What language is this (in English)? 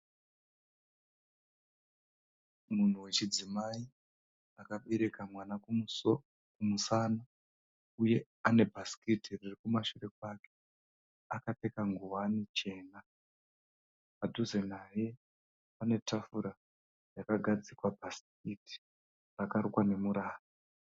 Shona